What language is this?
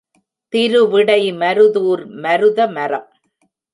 Tamil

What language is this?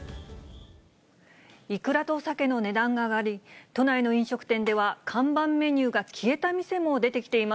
Japanese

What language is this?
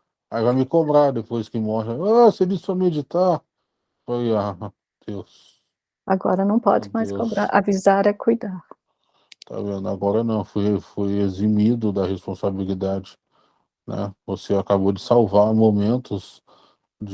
Portuguese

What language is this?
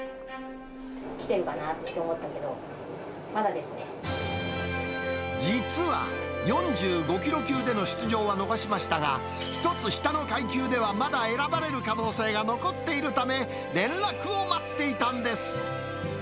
Japanese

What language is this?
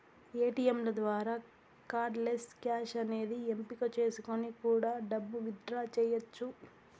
Telugu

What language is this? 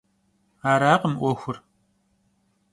Kabardian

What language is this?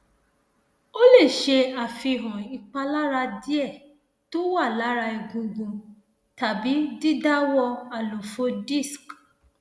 Yoruba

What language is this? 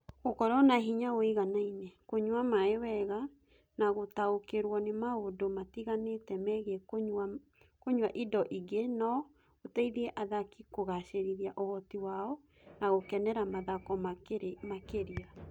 Kikuyu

